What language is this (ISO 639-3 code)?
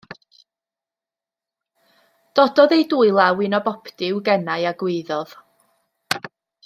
cym